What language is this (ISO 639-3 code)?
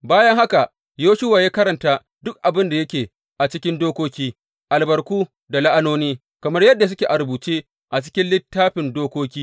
hau